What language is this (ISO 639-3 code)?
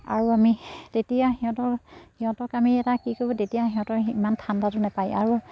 asm